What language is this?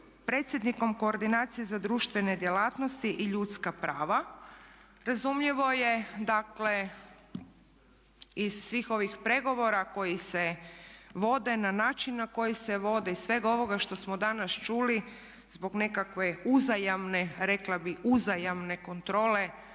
Croatian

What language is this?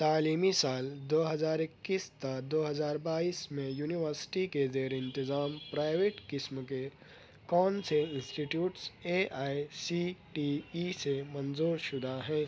Urdu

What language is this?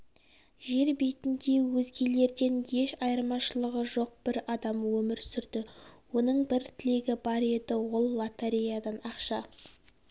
Kazakh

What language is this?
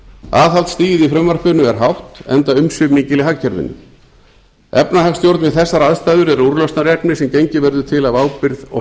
Icelandic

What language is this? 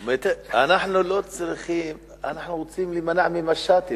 Hebrew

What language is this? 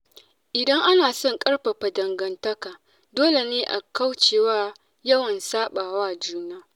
Hausa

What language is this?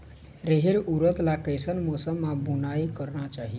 Chhattisgarhi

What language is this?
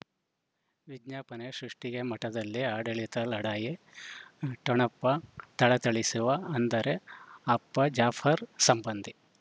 Kannada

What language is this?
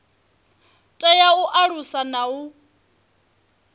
Venda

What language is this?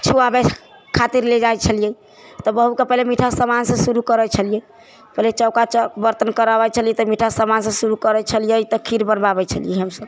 Maithili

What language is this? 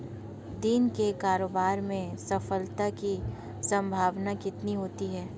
Hindi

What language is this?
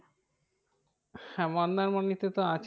Bangla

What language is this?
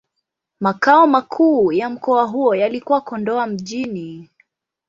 Swahili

